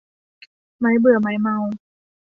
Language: Thai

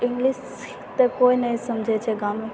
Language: Maithili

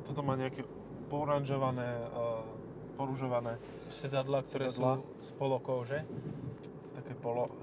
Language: Slovak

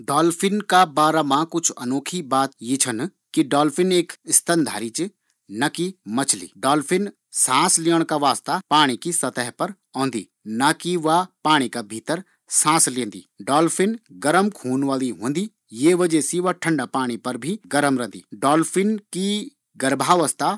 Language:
Garhwali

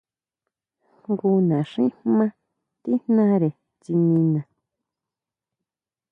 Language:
Huautla Mazatec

